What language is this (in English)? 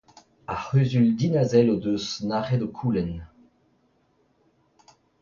Breton